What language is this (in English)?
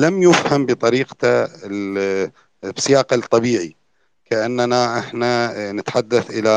Arabic